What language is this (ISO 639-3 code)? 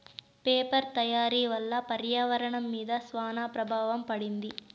tel